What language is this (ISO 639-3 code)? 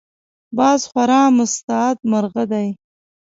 pus